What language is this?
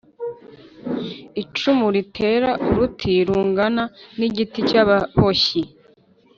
Kinyarwanda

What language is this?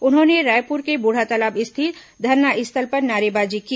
Hindi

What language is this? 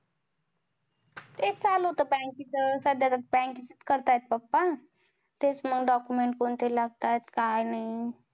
Marathi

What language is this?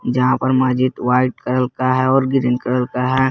Hindi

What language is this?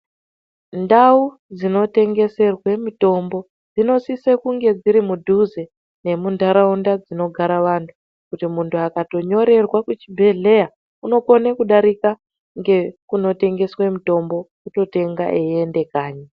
Ndau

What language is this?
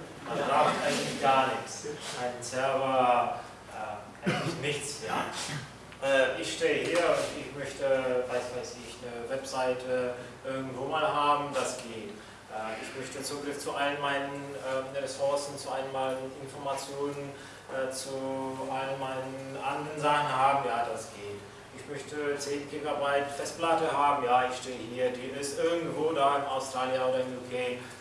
German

